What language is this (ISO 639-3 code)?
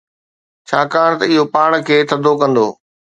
snd